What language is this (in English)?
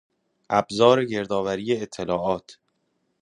Persian